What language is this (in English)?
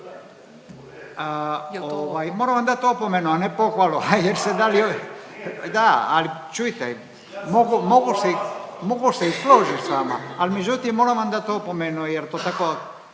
Croatian